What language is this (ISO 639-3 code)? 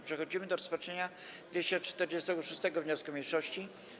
pol